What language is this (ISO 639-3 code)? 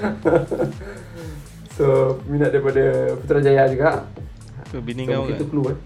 msa